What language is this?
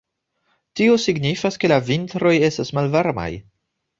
Esperanto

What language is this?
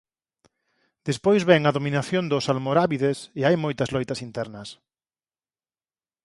Galician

